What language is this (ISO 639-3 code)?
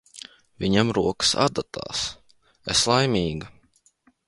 lav